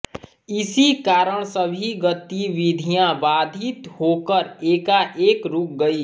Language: Hindi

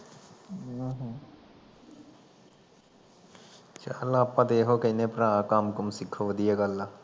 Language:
Punjabi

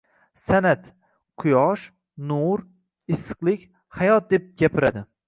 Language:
Uzbek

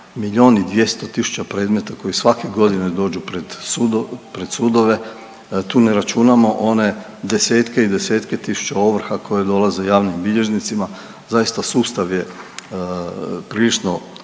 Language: Croatian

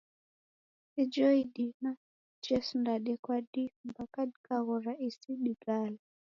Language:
Taita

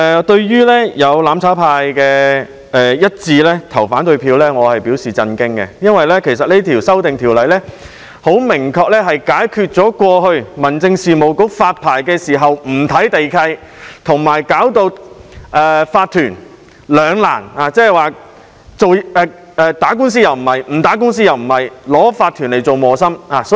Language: Cantonese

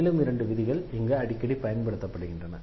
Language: Tamil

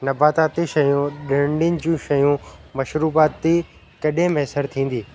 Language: Sindhi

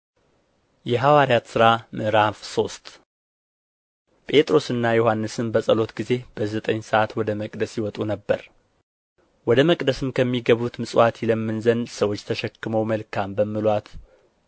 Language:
Amharic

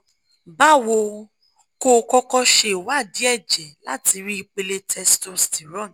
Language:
Yoruba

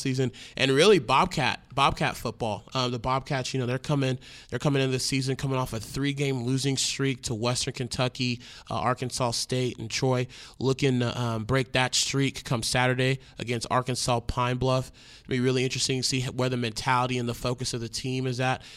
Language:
English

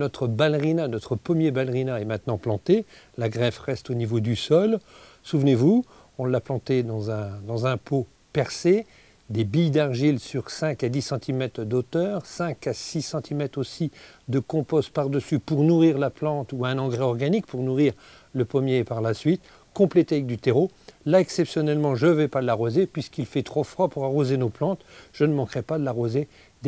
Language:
French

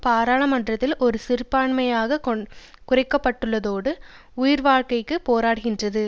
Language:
Tamil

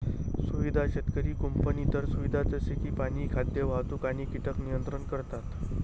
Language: Marathi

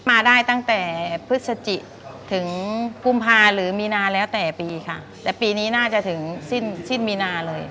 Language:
Thai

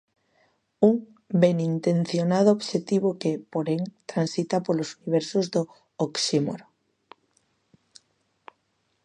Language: Galician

